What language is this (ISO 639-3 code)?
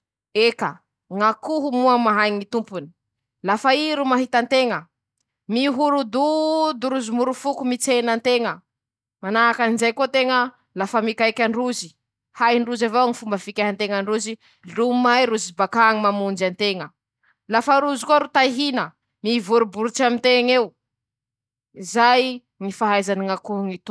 msh